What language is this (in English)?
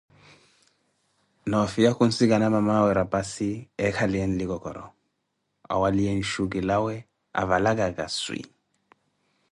Koti